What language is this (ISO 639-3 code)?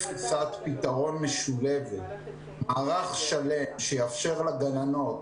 heb